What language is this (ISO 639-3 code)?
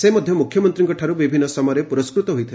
ori